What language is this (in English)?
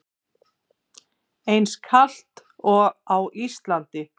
Icelandic